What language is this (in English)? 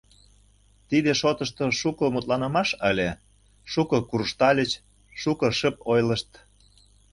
Mari